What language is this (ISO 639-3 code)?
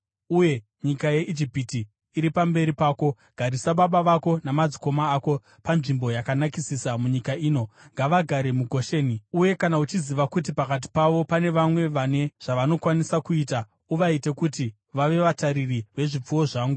sna